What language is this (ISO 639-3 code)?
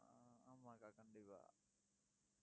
tam